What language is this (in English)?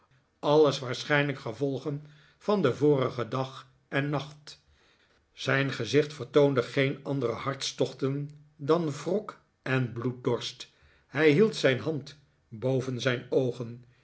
Dutch